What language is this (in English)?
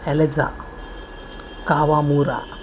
Marathi